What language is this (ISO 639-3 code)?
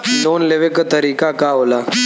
bho